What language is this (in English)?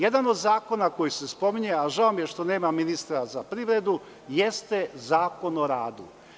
Serbian